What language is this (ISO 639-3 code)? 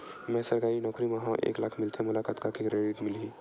hne